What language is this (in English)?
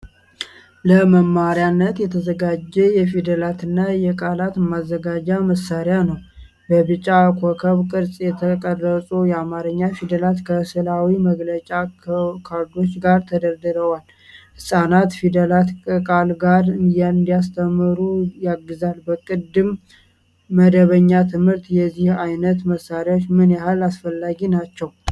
Amharic